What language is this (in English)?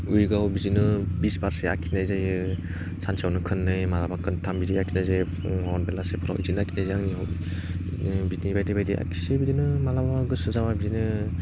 Bodo